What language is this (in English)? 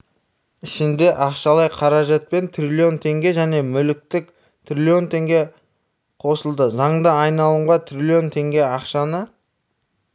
Kazakh